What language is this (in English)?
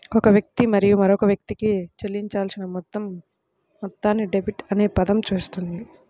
Telugu